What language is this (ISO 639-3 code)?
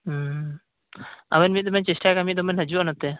sat